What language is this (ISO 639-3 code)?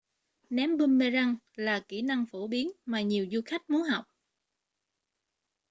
vie